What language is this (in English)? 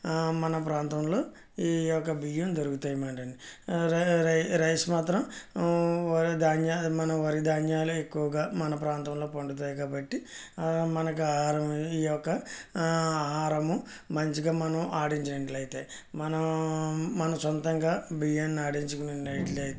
Telugu